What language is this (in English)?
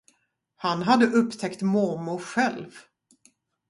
Swedish